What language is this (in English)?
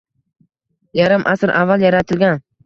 Uzbek